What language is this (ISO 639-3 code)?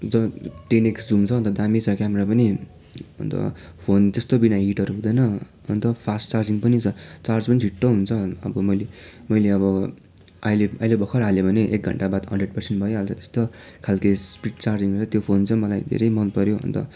nep